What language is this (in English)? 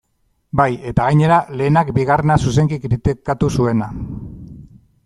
Basque